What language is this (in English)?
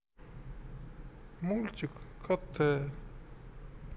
Russian